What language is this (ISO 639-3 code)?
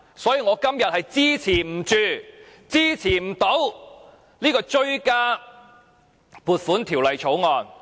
yue